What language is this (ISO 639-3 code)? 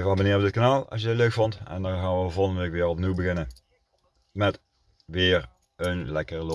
nld